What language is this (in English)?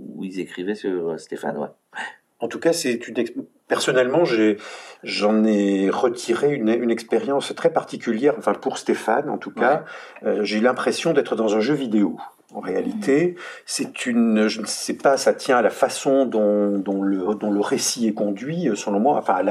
French